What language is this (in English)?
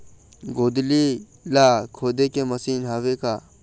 Chhattisgarhi